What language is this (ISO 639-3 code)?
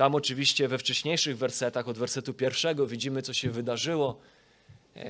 pol